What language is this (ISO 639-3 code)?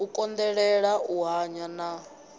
ven